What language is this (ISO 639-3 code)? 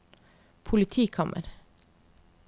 nor